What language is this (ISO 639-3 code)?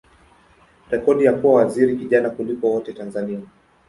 swa